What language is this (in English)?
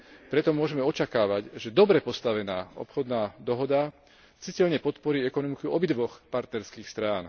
Slovak